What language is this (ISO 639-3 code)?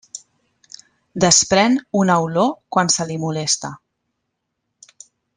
cat